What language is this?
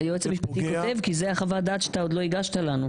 Hebrew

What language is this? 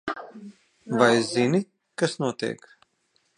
Latvian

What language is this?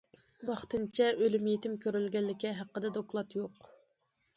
Uyghur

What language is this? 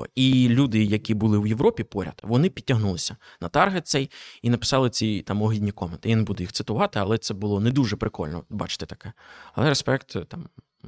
Ukrainian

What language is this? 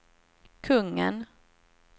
Swedish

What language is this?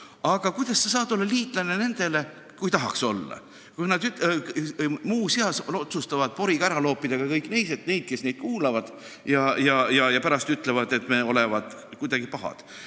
Estonian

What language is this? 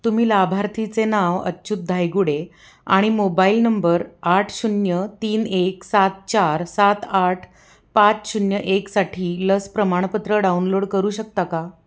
Marathi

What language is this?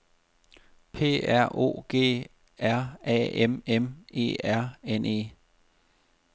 Danish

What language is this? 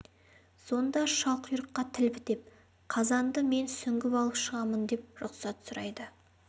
Kazakh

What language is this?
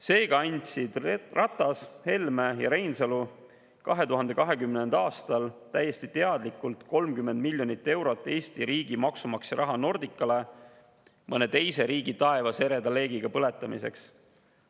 Estonian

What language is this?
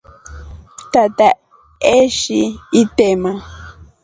Rombo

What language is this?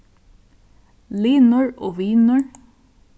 Faroese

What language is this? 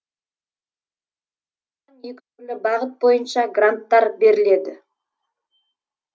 Kazakh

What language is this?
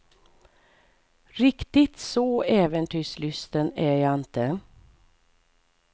Swedish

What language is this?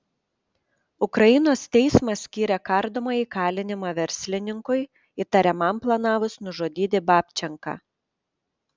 Lithuanian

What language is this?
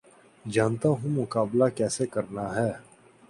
Urdu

